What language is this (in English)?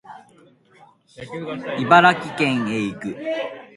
Japanese